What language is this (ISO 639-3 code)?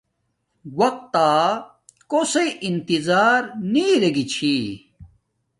dmk